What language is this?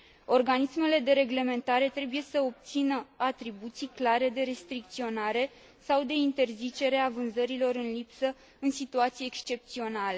Romanian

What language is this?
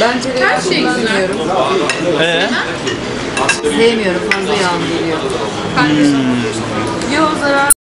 Turkish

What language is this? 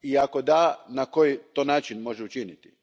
Croatian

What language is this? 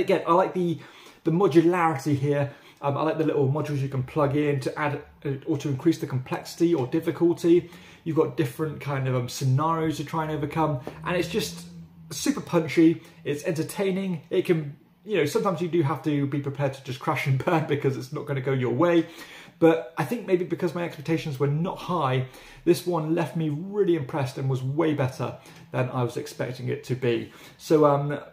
English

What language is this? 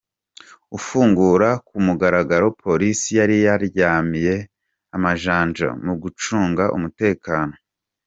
Kinyarwanda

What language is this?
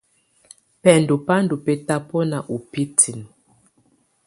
Tunen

